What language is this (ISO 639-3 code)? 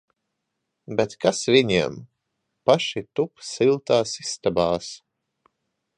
lav